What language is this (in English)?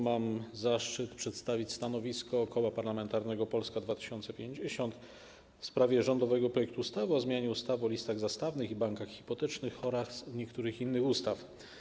Polish